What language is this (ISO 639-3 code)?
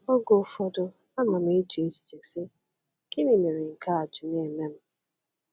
ibo